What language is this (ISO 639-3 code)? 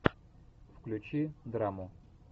rus